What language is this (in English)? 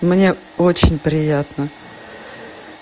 Russian